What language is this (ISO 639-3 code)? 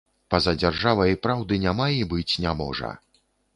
bel